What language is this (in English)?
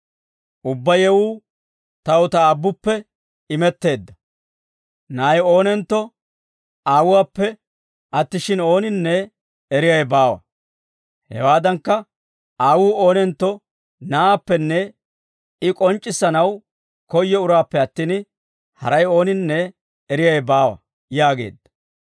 Dawro